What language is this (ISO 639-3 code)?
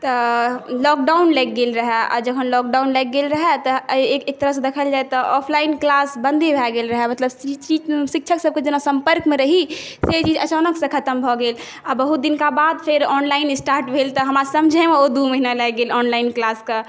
mai